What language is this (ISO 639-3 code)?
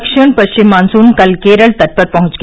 hin